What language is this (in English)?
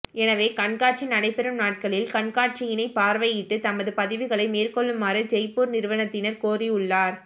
Tamil